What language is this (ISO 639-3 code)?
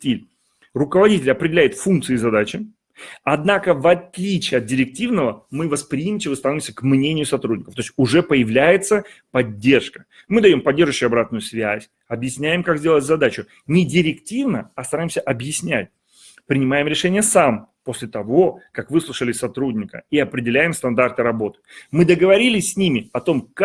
rus